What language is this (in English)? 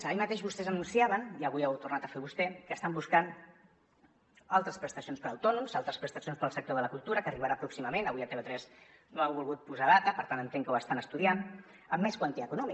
Catalan